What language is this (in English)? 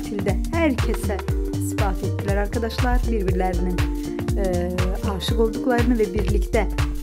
Turkish